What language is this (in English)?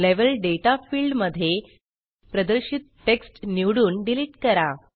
Marathi